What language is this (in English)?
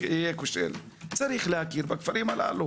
Hebrew